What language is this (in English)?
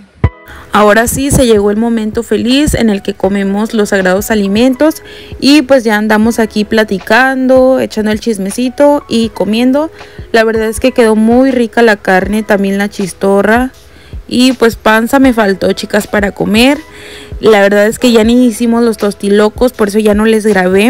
Spanish